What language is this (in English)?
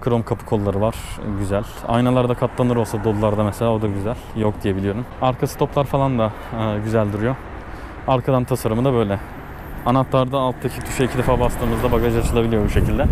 Turkish